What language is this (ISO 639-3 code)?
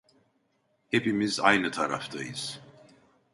tur